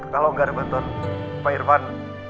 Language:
Indonesian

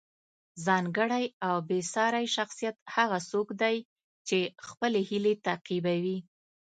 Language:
Pashto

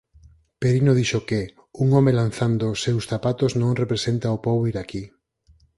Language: Galician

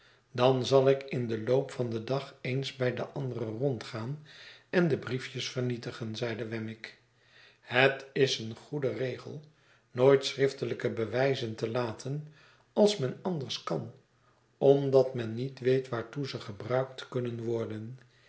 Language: Dutch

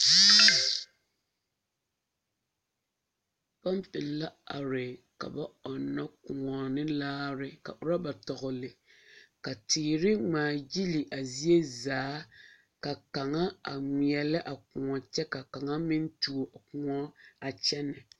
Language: Southern Dagaare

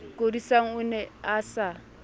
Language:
Southern Sotho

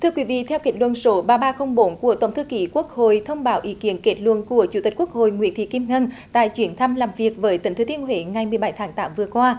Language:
Vietnamese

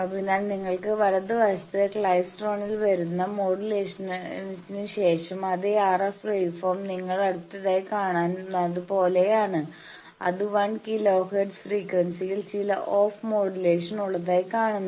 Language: Malayalam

